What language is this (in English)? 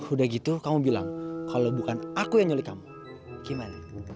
Indonesian